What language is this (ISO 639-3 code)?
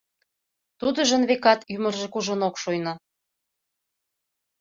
chm